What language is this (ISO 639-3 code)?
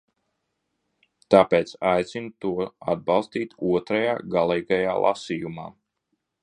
lav